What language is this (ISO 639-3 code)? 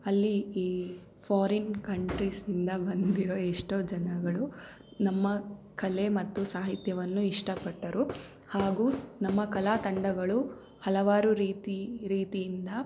kan